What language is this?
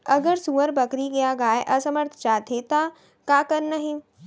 Chhattisgarhi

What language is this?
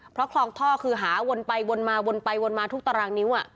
Thai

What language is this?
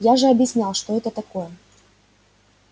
Russian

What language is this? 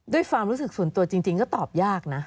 Thai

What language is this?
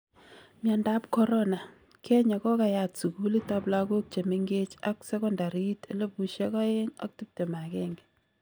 Kalenjin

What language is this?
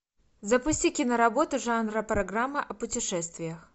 Russian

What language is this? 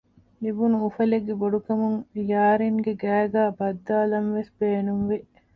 Divehi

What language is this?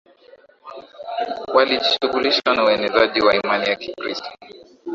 Swahili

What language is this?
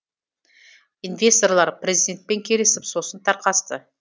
Kazakh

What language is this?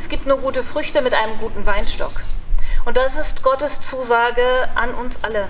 German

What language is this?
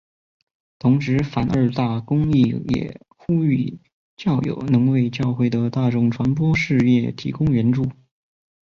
Chinese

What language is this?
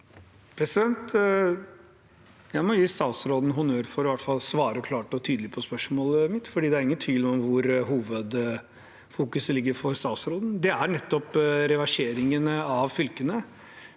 Norwegian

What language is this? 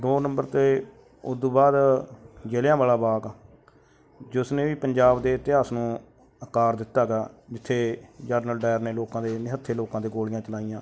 Punjabi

